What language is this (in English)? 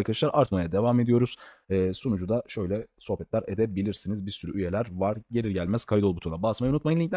Turkish